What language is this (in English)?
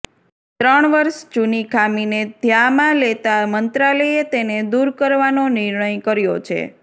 Gujarati